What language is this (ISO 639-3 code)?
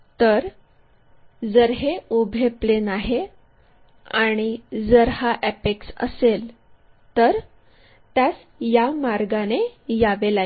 mar